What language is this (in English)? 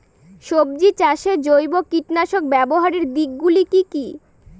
Bangla